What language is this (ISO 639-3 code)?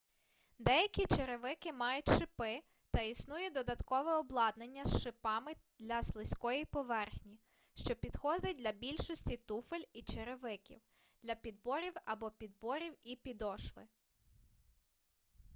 ukr